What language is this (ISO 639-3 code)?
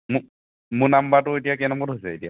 asm